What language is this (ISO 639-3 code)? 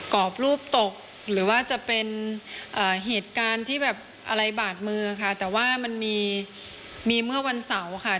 tha